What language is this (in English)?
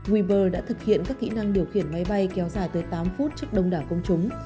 Vietnamese